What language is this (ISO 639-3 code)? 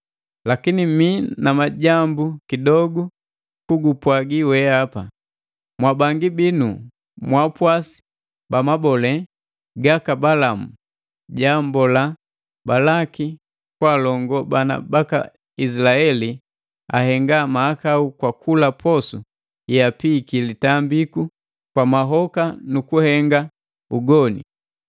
mgv